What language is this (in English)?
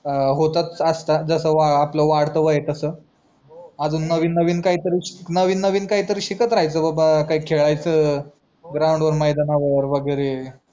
Marathi